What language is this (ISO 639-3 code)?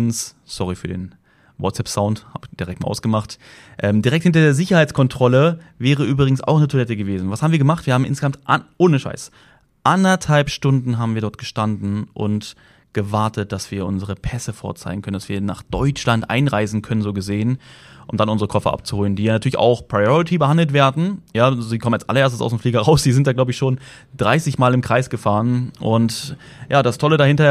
deu